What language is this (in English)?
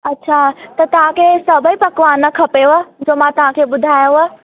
Sindhi